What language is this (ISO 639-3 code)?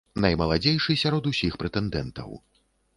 bel